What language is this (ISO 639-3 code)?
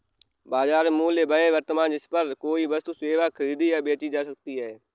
hin